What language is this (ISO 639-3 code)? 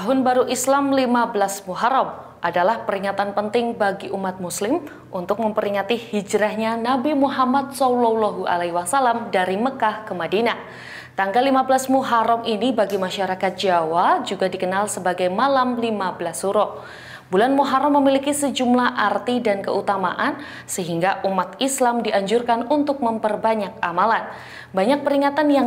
ind